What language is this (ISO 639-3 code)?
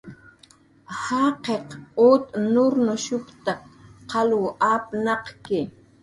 jqr